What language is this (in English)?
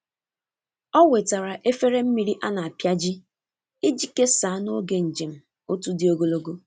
Igbo